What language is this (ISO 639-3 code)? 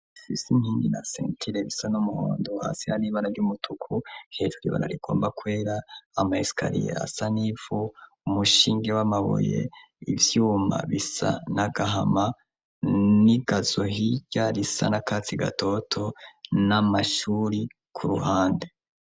run